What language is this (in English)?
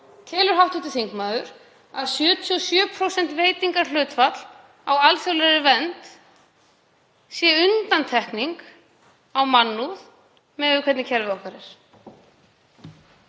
Icelandic